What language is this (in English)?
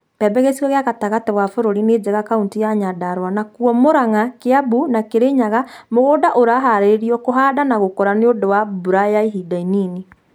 Kikuyu